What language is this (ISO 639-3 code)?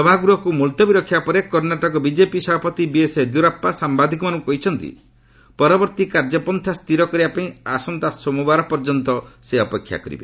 ori